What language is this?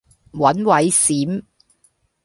Cantonese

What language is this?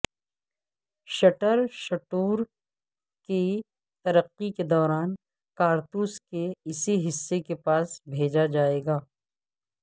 Urdu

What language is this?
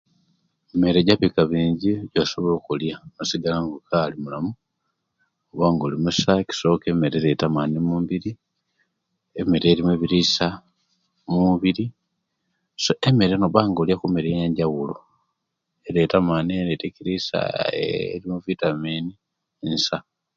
Kenyi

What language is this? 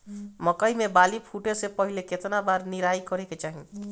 Bhojpuri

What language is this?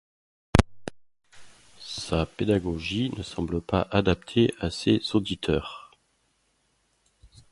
French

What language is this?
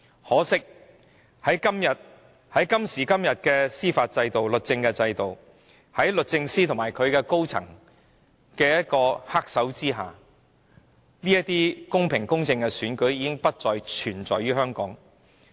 Cantonese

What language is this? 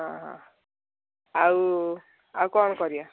Odia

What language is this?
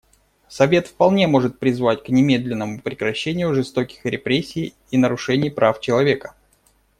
Russian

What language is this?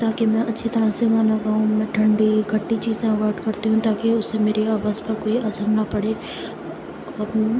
Urdu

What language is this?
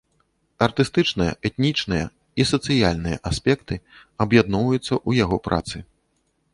Belarusian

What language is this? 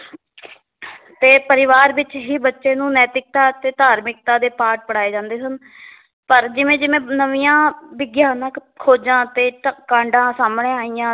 Punjabi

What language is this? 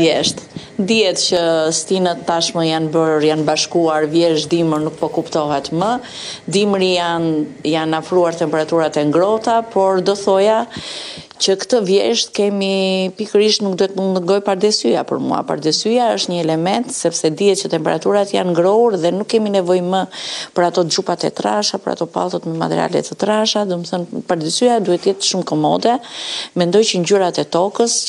Romanian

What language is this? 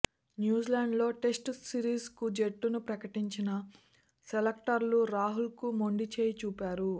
Telugu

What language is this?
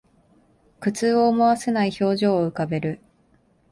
Japanese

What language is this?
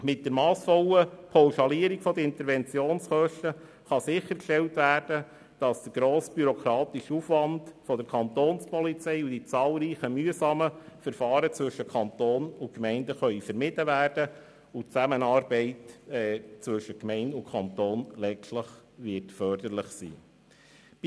Swiss German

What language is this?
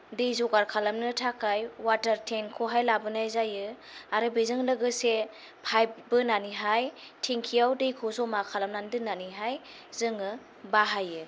Bodo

